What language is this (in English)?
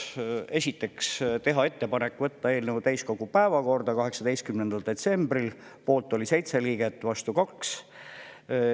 Estonian